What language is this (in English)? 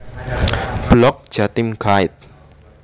Javanese